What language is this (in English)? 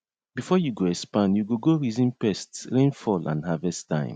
Nigerian Pidgin